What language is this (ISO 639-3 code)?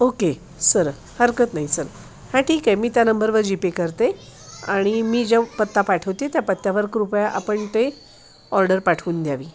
mar